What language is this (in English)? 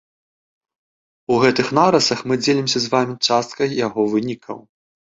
Belarusian